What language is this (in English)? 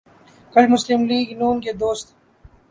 Urdu